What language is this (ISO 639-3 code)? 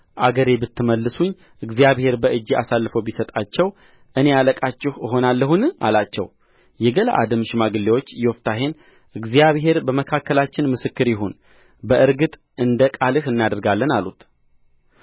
amh